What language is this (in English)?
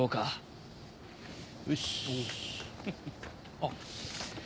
Japanese